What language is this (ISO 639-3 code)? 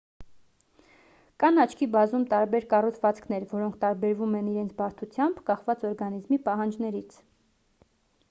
hye